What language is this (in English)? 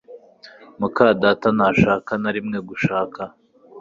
Kinyarwanda